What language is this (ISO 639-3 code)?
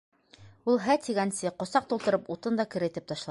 bak